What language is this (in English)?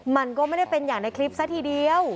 Thai